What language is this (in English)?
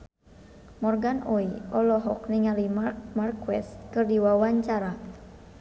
Sundanese